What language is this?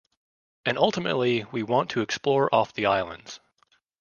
English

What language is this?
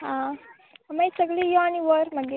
Konkani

